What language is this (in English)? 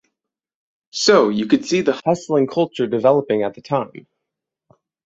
English